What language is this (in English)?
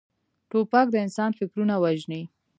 Pashto